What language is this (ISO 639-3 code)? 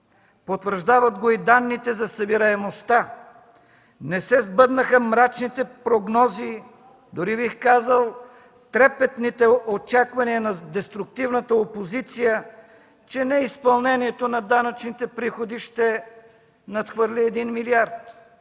bul